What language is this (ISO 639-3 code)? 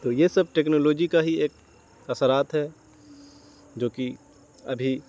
urd